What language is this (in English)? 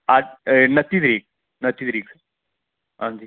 Dogri